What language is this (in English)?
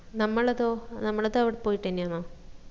Malayalam